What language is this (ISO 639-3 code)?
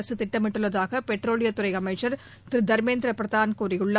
tam